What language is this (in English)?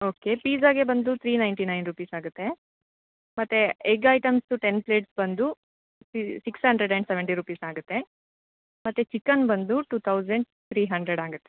Kannada